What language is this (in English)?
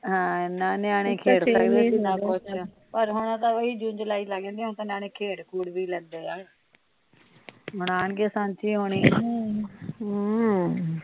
Punjabi